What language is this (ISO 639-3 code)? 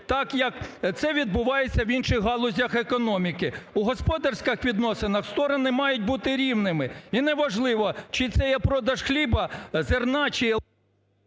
ukr